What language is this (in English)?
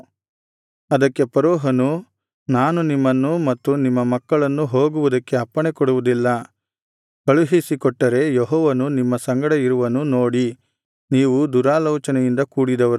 Kannada